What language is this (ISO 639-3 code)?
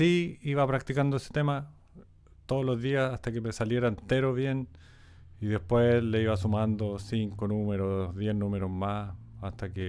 spa